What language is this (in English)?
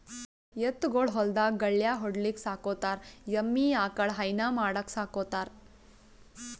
Kannada